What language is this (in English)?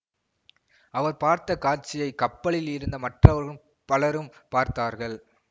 Tamil